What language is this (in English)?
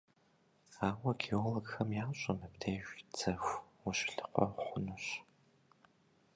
Kabardian